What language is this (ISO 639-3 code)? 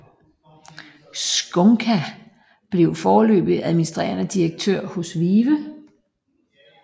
dan